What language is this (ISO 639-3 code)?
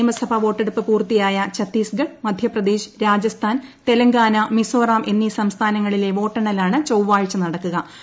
mal